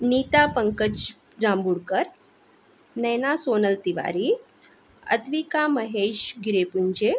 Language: Marathi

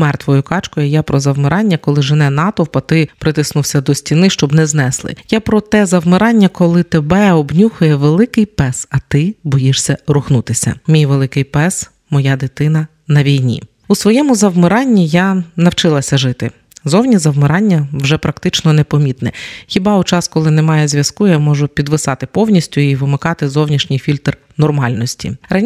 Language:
Ukrainian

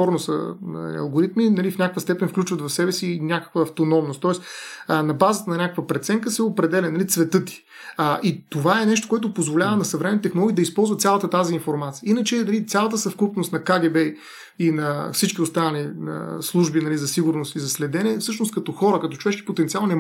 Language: Bulgarian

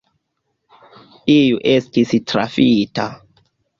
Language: Esperanto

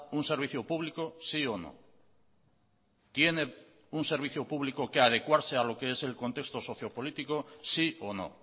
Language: Spanish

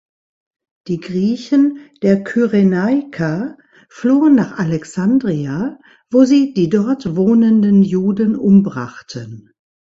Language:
German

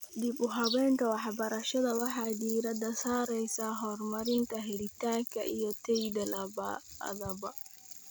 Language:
Somali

